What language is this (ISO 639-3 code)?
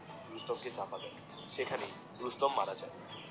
ben